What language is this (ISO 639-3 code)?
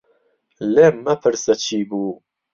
ckb